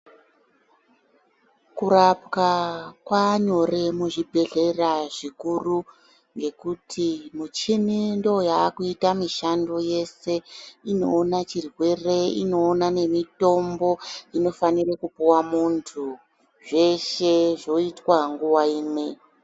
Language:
Ndau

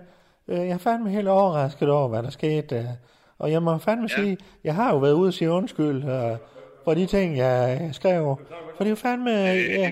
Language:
Danish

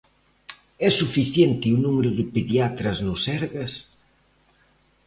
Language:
Galician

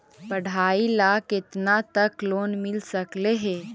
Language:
Magahi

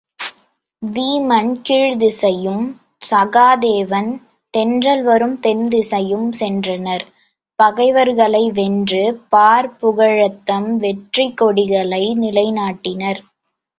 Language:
Tamil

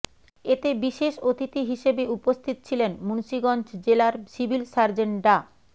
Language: Bangla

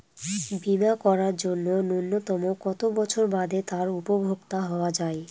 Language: Bangla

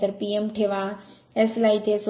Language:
Marathi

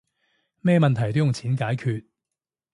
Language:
Cantonese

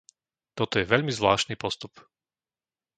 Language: Slovak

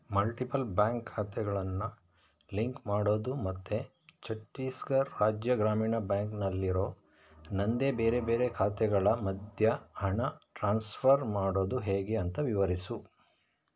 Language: Kannada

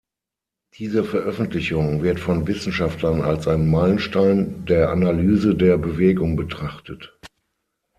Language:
German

